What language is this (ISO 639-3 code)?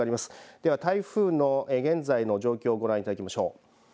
jpn